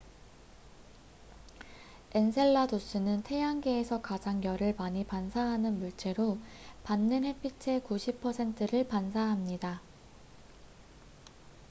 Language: Korean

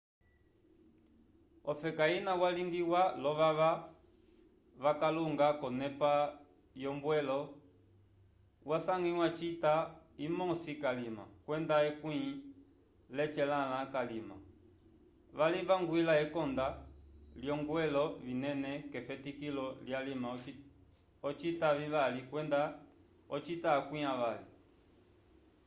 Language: Umbundu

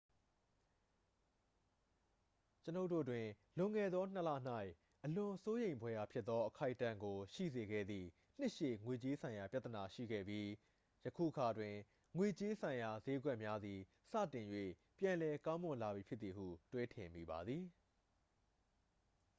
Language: Burmese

